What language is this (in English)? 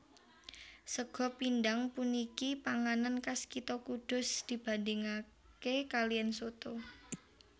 Javanese